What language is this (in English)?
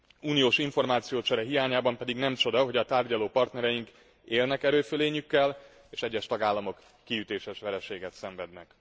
Hungarian